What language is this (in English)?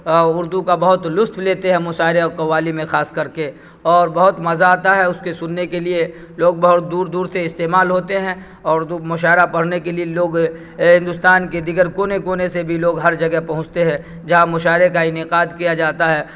Urdu